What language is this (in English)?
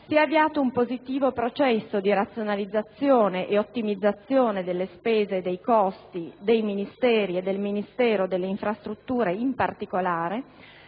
Italian